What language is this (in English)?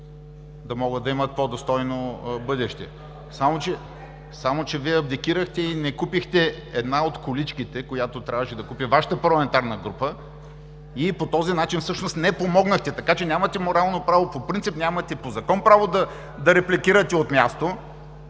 Bulgarian